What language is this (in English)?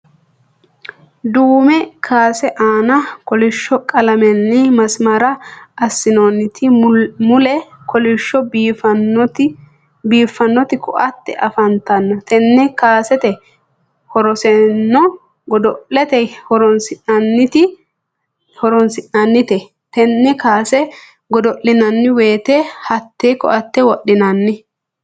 Sidamo